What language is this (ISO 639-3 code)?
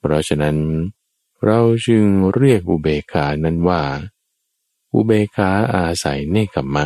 tha